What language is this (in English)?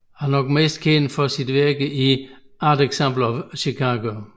Danish